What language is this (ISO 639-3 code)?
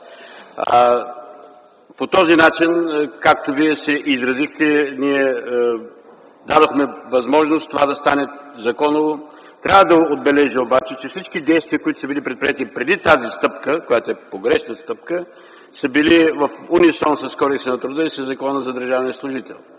bul